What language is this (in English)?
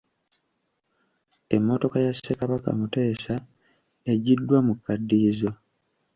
Ganda